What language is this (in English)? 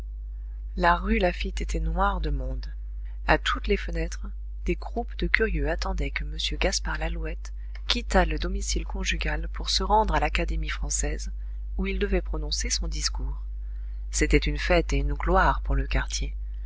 French